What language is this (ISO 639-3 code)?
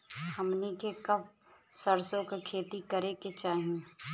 bho